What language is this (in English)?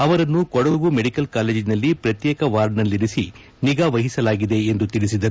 Kannada